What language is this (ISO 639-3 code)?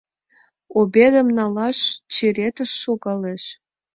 chm